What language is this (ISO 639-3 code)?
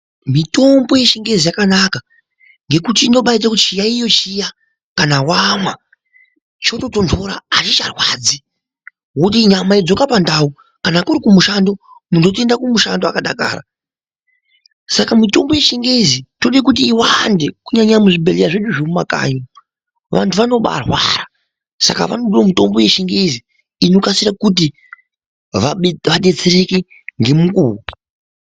ndc